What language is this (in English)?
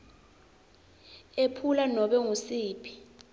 Swati